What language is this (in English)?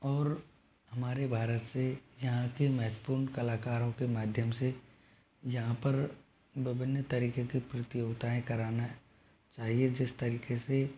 Hindi